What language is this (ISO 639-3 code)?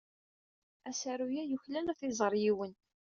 kab